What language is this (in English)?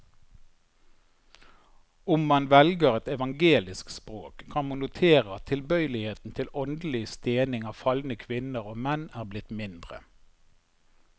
Norwegian